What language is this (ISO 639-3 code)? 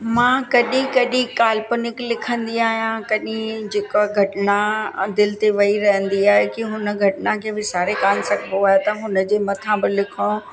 snd